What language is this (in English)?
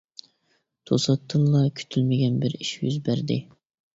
Uyghur